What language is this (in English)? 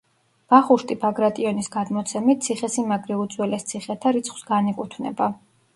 Georgian